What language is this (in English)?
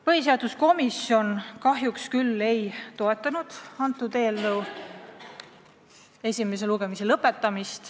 Estonian